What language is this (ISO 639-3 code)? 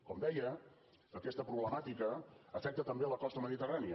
cat